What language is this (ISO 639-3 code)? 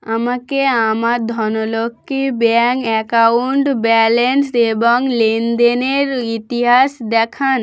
ben